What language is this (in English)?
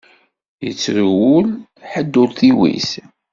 Kabyle